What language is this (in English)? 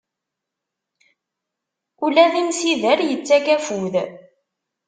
Kabyle